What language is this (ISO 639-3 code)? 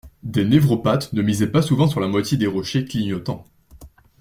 fra